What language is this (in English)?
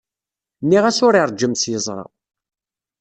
Kabyle